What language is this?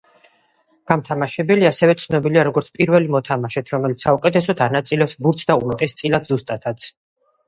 Georgian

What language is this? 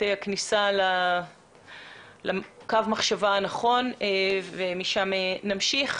Hebrew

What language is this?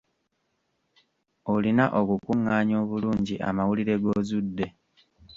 Ganda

